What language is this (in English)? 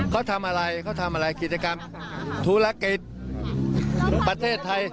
Thai